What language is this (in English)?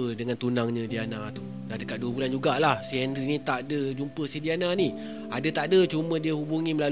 Malay